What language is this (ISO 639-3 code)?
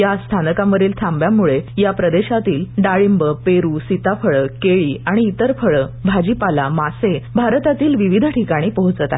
mar